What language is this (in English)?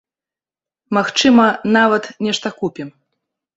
Belarusian